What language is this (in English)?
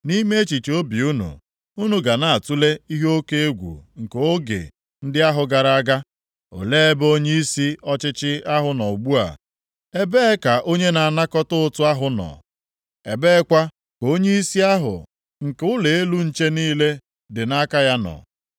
Igbo